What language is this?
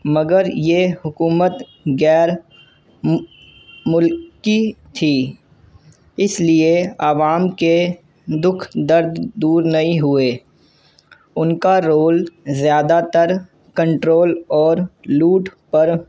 Urdu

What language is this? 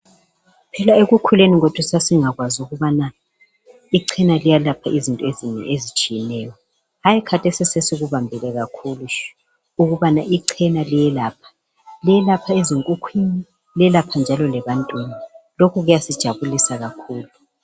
North Ndebele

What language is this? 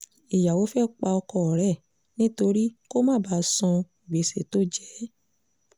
Yoruba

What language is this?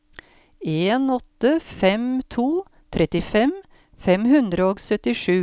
Norwegian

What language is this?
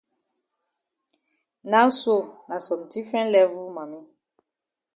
Cameroon Pidgin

